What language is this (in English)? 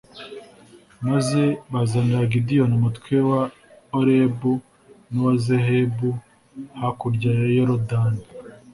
Kinyarwanda